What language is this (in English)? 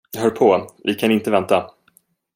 Swedish